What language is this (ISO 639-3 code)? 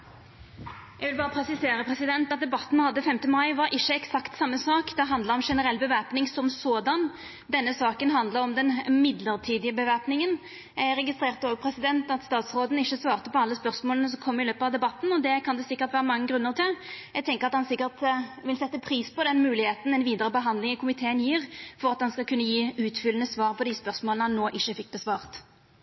nno